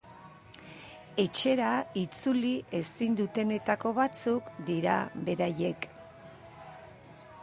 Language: Basque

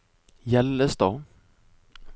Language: Norwegian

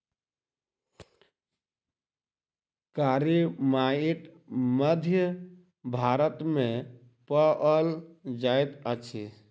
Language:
Maithili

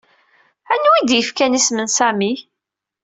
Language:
Kabyle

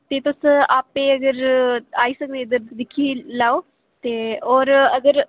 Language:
Dogri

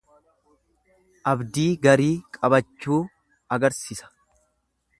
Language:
Oromo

